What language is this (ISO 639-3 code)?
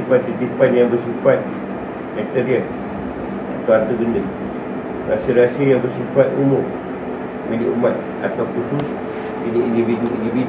msa